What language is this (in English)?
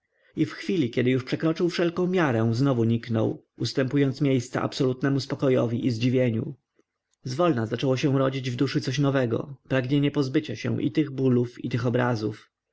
Polish